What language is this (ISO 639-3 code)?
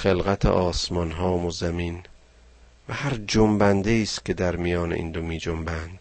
fas